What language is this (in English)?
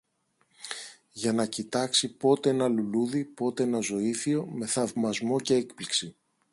Greek